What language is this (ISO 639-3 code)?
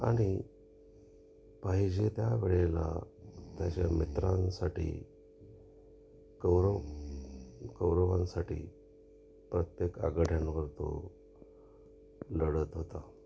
mar